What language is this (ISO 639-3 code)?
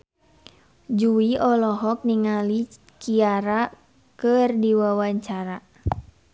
sun